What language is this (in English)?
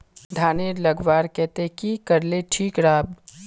Magahi